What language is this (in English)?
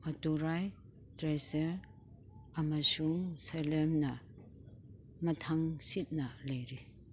Manipuri